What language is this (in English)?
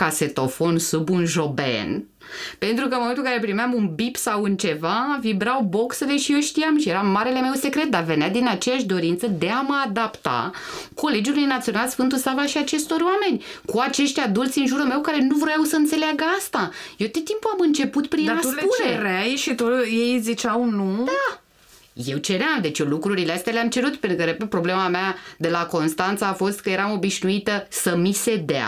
Romanian